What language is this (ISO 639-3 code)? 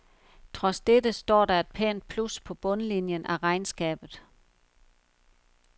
dan